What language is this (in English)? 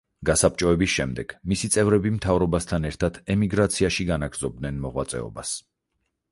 Georgian